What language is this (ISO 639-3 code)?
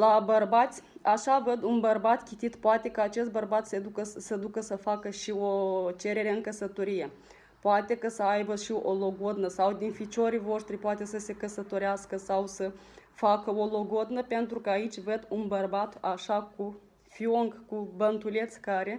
ron